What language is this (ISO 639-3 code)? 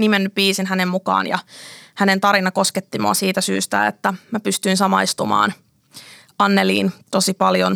fin